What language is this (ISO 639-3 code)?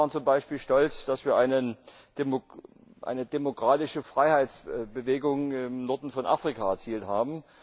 deu